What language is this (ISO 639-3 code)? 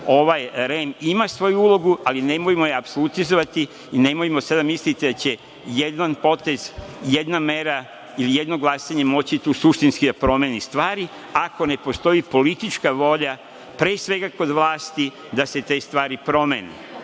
srp